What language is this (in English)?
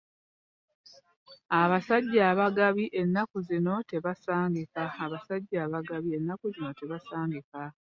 Ganda